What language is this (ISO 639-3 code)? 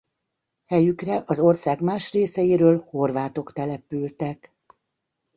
hun